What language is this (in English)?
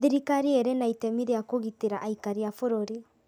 Kikuyu